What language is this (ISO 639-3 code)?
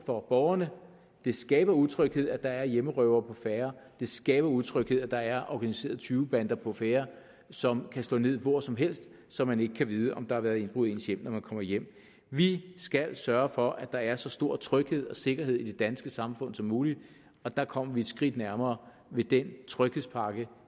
dan